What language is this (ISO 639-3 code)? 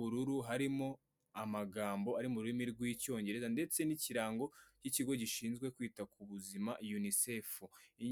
kin